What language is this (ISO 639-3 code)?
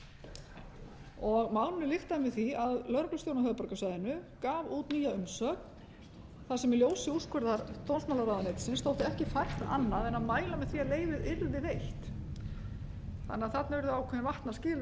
isl